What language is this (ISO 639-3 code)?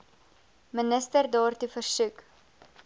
afr